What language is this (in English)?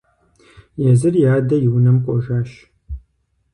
Kabardian